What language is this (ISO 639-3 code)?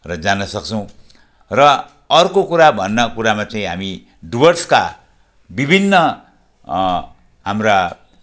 nep